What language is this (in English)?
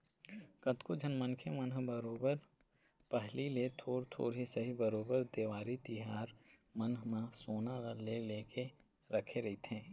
Chhattisgarhi